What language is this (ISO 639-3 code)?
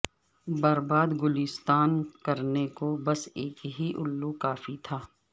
urd